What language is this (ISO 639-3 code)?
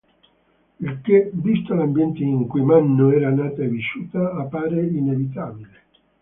ita